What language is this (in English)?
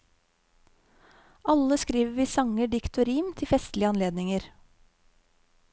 Norwegian